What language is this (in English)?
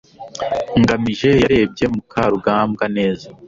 Kinyarwanda